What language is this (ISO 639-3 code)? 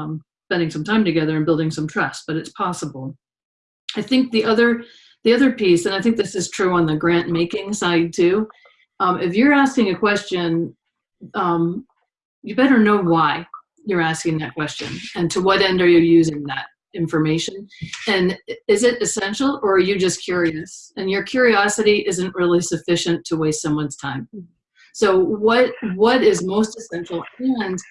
eng